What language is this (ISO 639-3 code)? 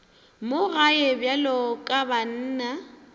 nso